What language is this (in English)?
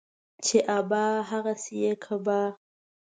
Pashto